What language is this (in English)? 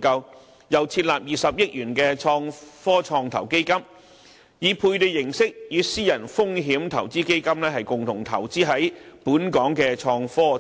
Cantonese